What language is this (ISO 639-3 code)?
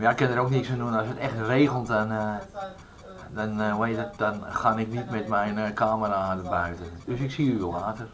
nld